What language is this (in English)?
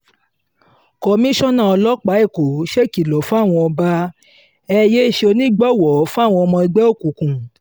Yoruba